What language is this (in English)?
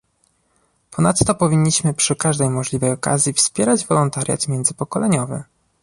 Polish